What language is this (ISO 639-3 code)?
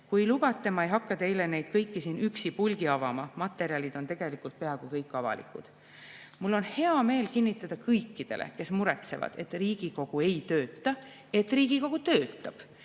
est